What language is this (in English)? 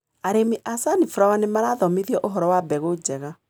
Kikuyu